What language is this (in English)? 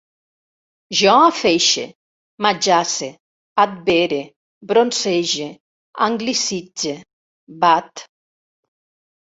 Catalan